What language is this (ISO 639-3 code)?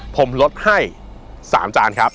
tha